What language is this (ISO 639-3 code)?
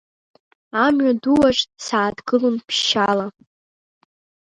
abk